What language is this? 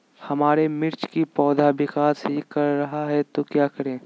Magahi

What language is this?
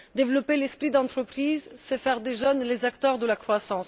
French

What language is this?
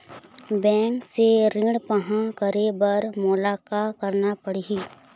Chhattisgarhi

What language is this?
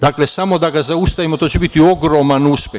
Serbian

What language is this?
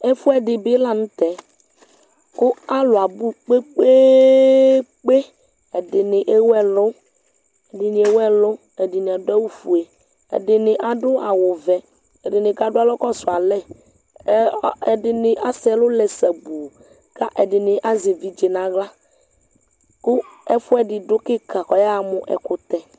Ikposo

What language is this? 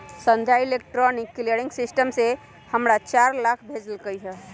Magahi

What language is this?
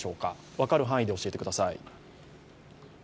Japanese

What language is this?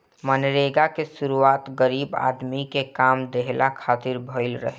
Bhojpuri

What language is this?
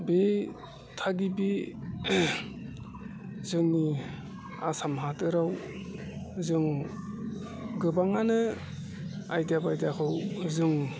Bodo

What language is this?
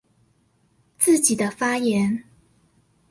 Chinese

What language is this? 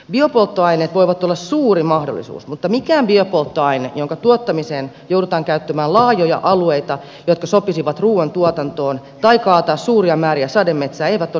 Finnish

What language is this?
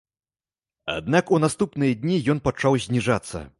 Belarusian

